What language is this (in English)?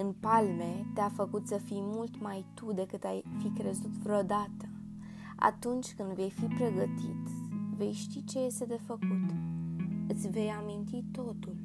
Romanian